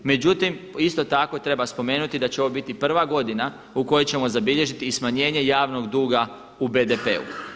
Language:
Croatian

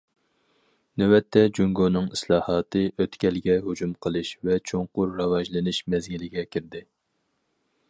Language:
Uyghur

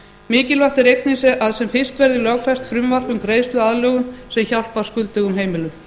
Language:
Icelandic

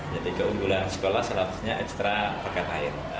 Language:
Indonesian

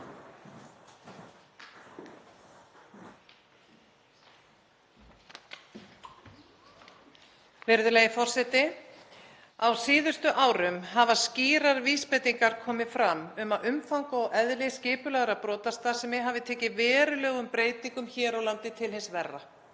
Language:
Icelandic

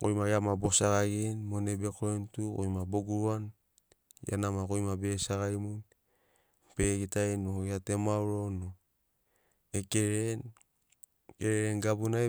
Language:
Sinaugoro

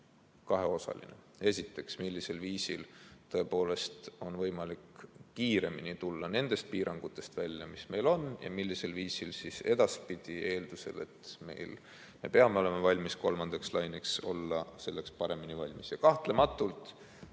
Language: Estonian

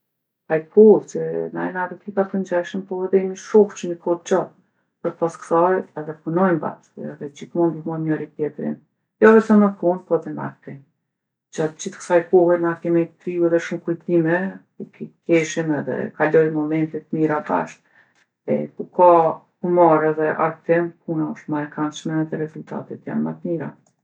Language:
Gheg Albanian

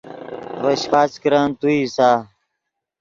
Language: Yidgha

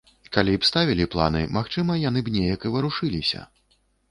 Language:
Belarusian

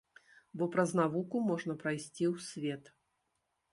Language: Belarusian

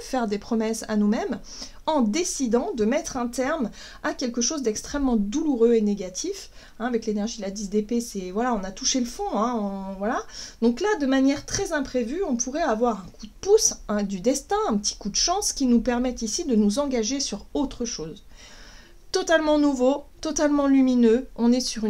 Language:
French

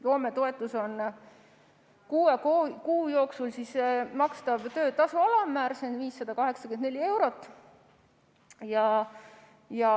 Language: Estonian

